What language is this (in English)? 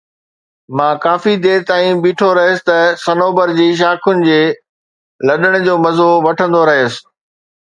Sindhi